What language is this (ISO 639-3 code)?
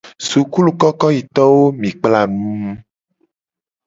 gej